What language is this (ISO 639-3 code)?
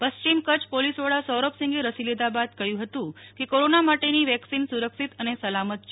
guj